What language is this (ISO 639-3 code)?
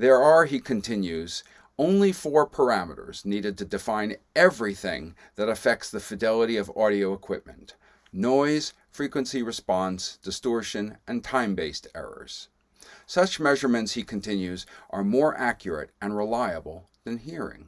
eng